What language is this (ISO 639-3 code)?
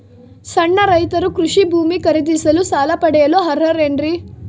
kan